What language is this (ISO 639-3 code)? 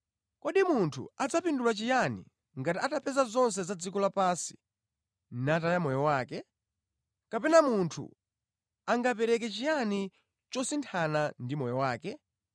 nya